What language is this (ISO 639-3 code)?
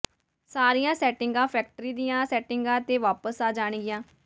pan